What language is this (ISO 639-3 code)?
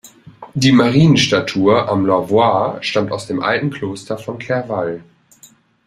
deu